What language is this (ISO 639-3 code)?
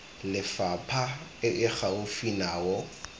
tsn